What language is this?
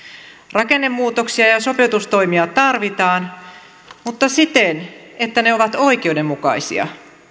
Finnish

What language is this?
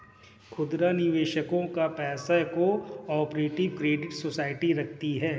Hindi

